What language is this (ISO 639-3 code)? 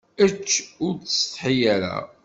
kab